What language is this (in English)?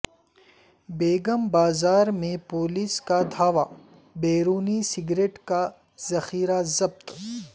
Urdu